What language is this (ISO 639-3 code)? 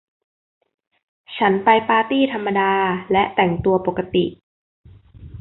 tha